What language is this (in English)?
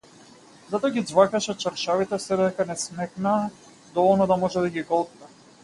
Macedonian